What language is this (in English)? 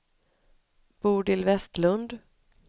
Swedish